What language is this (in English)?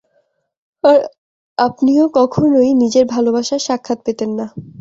Bangla